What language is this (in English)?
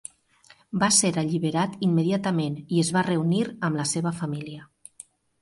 Catalan